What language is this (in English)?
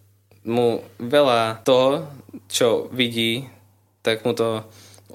Slovak